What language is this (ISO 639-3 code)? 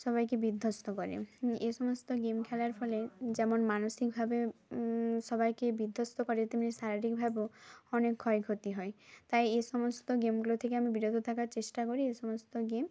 ben